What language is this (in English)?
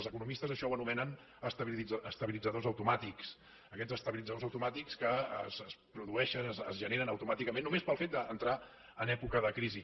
Catalan